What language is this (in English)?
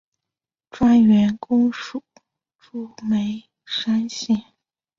Chinese